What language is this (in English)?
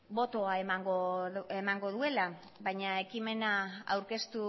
Basque